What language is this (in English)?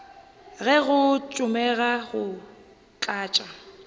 Northern Sotho